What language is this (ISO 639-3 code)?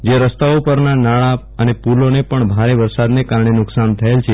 guj